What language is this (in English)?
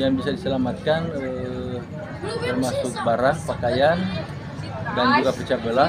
Indonesian